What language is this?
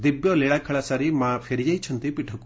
Odia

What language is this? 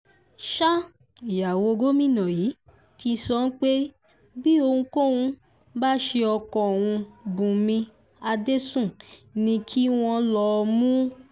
Yoruba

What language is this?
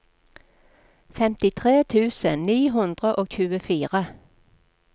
Norwegian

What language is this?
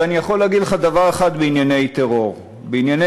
Hebrew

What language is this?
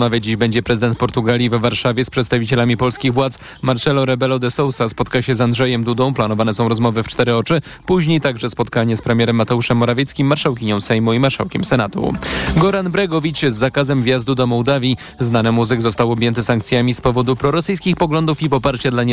Polish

